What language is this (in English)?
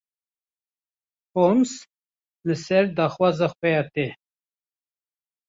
Kurdish